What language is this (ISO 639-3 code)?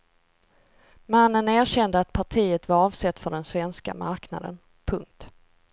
swe